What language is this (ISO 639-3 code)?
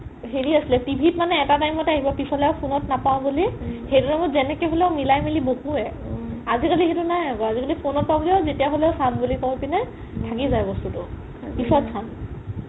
asm